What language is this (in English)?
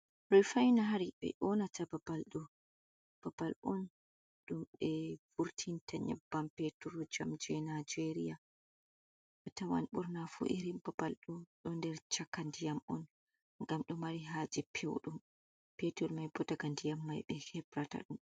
Fula